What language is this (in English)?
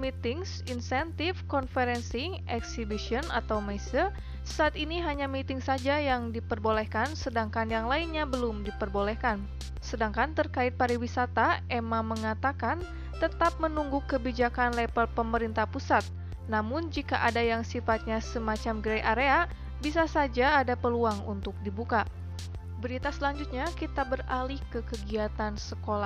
Indonesian